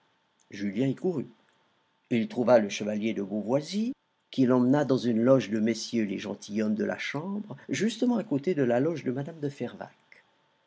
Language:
French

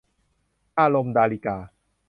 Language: Thai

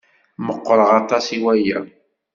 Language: Kabyle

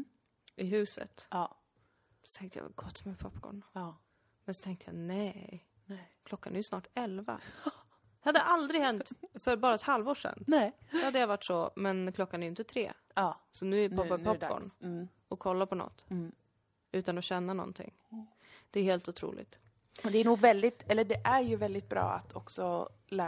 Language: Swedish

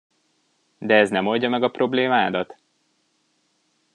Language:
Hungarian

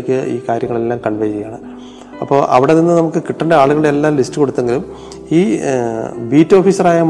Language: Malayalam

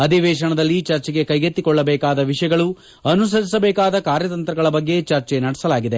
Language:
Kannada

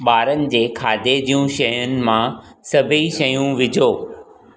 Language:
Sindhi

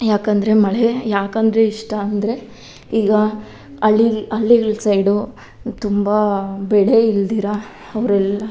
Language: Kannada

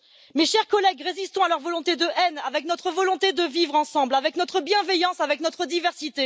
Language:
French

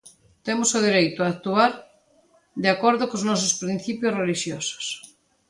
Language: Galician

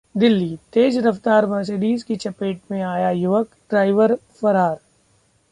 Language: Hindi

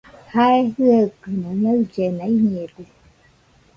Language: Nüpode Huitoto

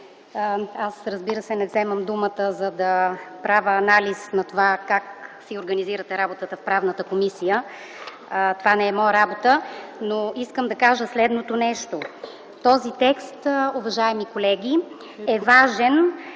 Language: Bulgarian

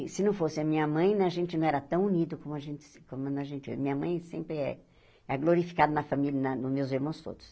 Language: Portuguese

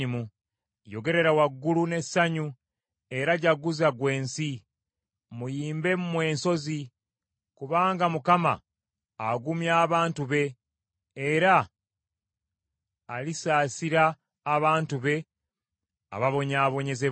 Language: Ganda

